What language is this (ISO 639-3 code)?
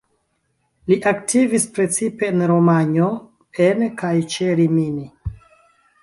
epo